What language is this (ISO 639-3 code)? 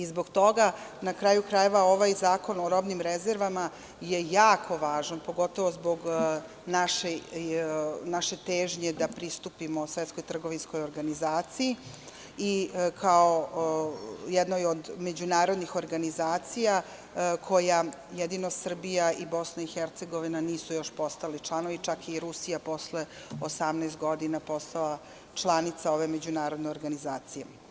srp